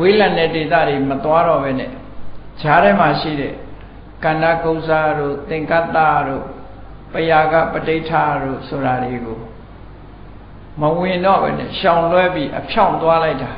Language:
Vietnamese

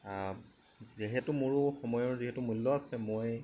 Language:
Assamese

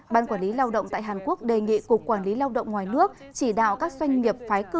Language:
Vietnamese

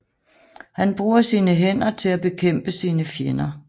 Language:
Danish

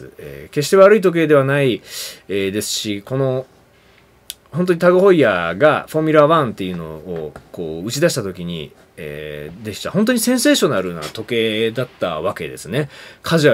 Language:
Japanese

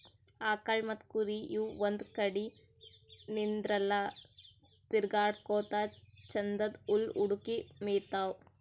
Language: Kannada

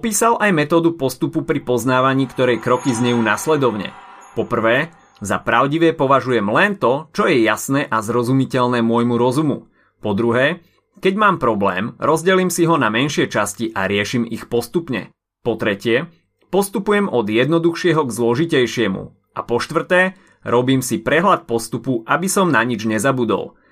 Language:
Slovak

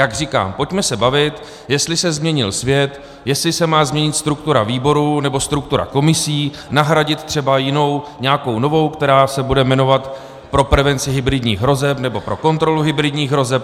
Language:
Czech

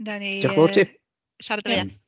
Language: Welsh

